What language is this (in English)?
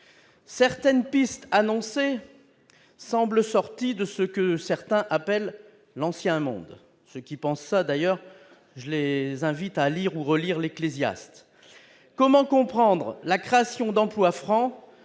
French